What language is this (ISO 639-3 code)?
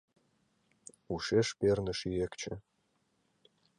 chm